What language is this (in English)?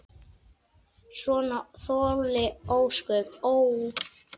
Icelandic